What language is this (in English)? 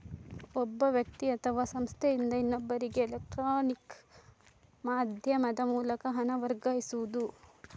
Kannada